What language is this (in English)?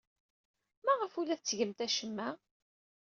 Kabyle